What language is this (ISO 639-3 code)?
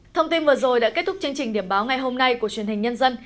vie